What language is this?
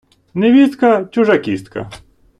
Ukrainian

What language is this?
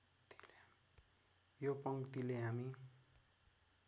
Nepali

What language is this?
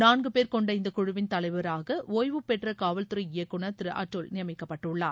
Tamil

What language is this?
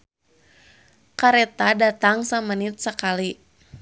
Sundanese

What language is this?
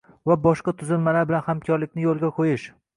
Uzbek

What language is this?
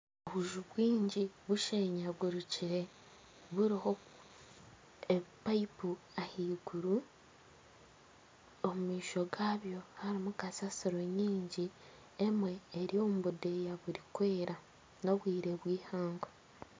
Nyankole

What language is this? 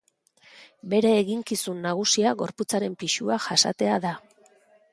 Basque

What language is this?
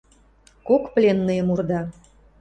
Western Mari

